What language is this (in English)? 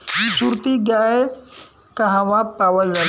Bhojpuri